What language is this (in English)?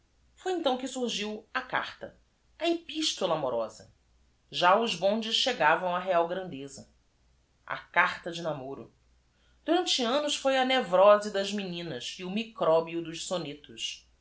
Portuguese